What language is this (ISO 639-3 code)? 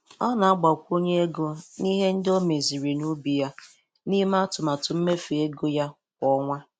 ibo